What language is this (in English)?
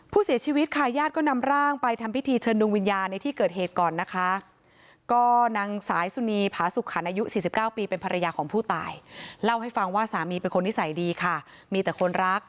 Thai